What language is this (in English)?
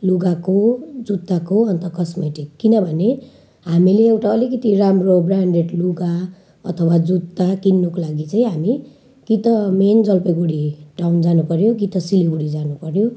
Nepali